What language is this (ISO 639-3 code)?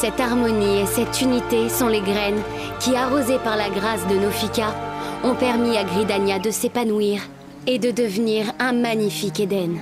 fra